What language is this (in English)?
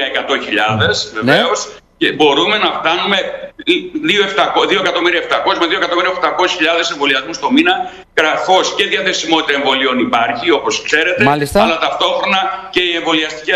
Greek